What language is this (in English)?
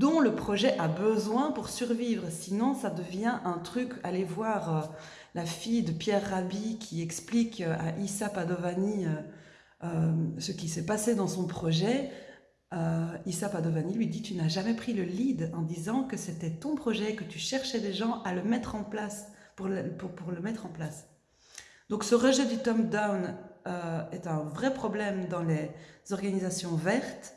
French